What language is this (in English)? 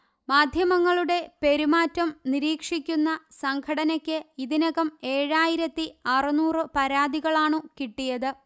Malayalam